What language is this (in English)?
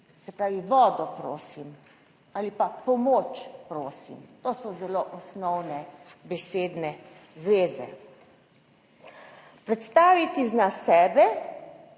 Slovenian